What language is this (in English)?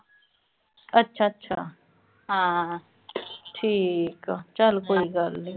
Punjabi